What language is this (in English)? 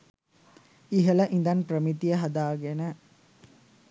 Sinhala